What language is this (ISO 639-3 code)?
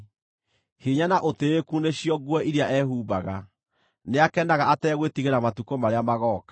kik